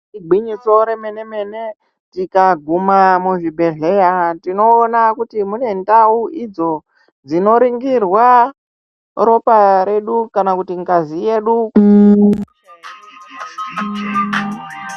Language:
Ndau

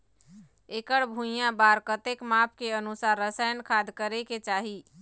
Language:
Chhattisgarhi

